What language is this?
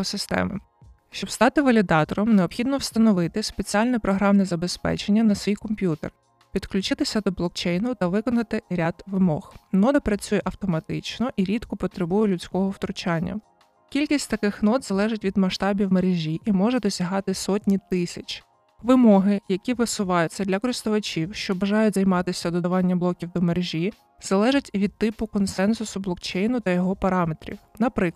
Ukrainian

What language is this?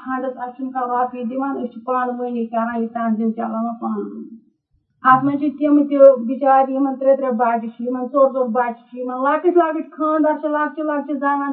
Urdu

